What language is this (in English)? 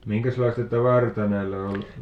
Finnish